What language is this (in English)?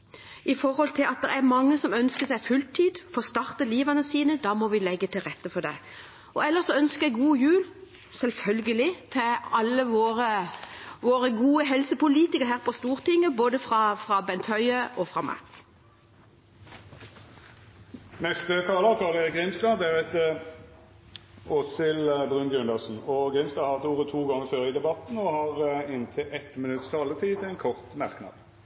Norwegian